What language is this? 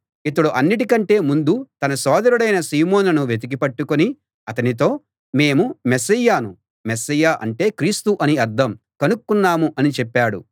Telugu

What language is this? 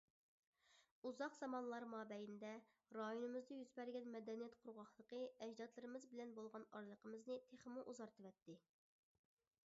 Uyghur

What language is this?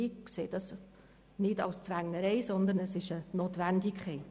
Swiss German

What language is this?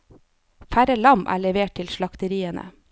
Norwegian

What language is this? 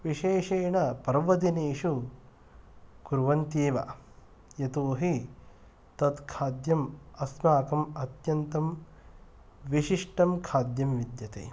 Sanskrit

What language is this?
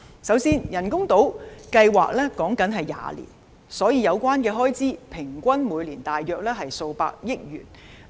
Cantonese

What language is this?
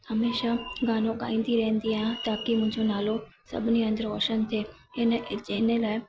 Sindhi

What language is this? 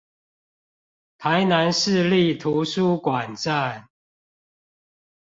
Chinese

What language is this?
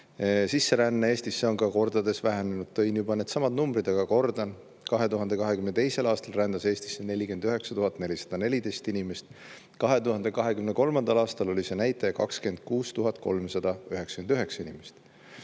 Estonian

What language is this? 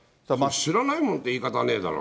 Japanese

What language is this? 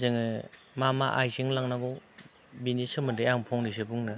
Bodo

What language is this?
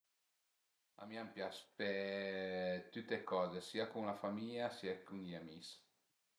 Piedmontese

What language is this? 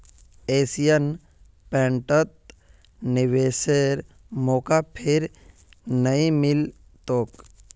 Magahi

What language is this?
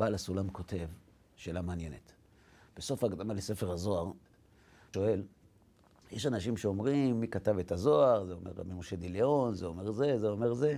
Hebrew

